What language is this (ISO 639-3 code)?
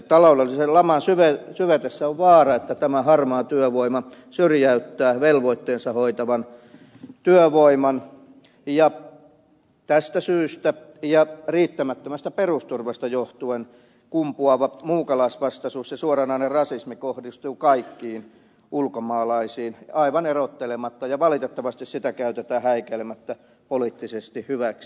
fin